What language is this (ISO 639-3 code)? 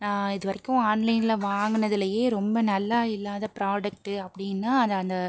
tam